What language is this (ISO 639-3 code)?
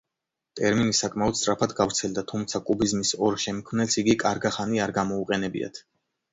kat